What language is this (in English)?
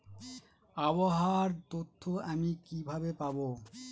Bangla